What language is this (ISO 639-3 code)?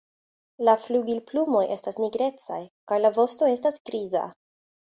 epo